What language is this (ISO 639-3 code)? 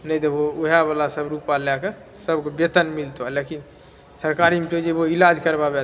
mai